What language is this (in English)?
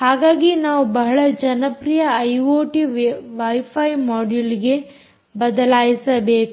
Kannada